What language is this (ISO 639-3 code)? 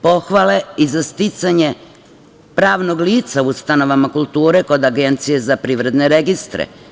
srp